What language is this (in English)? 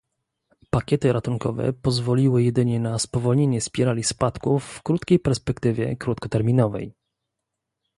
Polish